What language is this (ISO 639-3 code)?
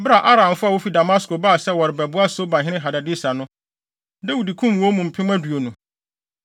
aka